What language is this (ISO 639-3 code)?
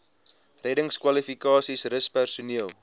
afr